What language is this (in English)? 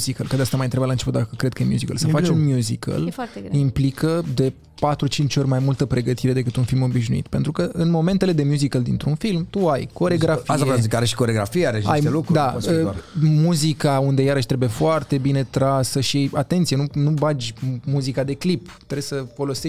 Romanian